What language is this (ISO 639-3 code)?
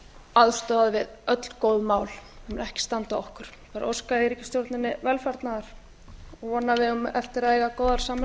isl